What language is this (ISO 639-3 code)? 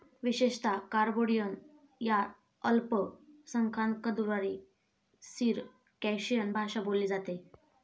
mar